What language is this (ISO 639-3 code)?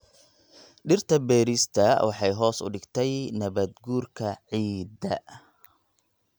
som